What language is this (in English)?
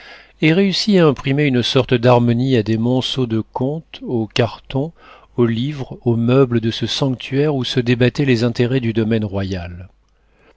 French